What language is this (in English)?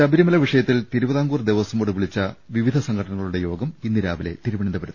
Malayalam